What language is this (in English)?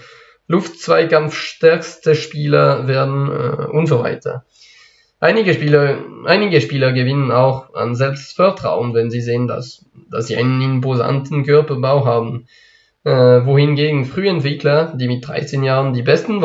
German